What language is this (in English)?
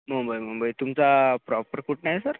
Marathi